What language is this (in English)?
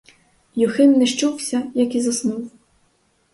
Ukrainian